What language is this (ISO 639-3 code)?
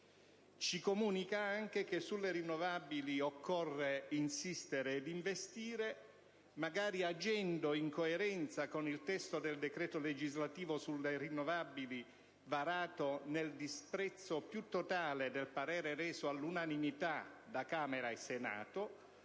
ita